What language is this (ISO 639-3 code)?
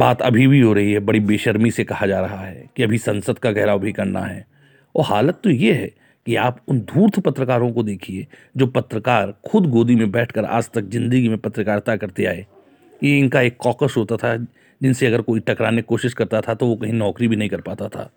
hin